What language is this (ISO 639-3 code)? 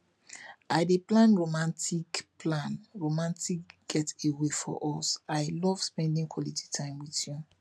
pcm